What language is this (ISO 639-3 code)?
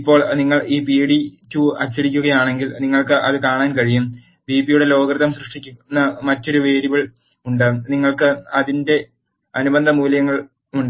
mal